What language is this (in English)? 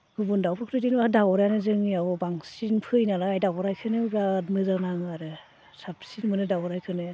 Bodo